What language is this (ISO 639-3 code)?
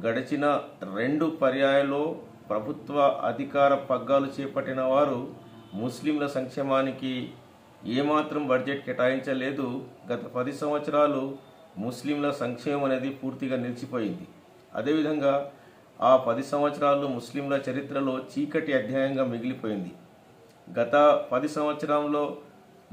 tel